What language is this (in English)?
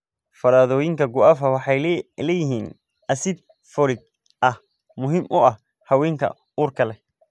Somali